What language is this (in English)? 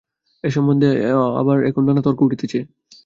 Bangla